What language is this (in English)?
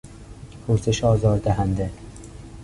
Persian